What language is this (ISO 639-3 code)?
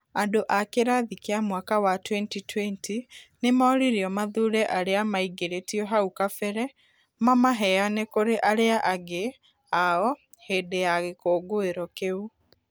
kik